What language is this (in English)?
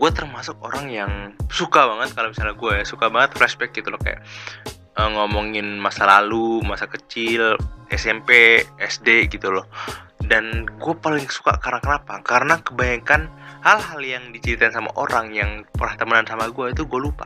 Indonesian